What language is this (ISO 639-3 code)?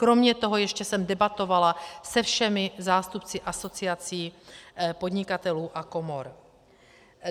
ces